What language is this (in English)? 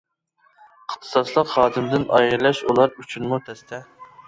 Uyghur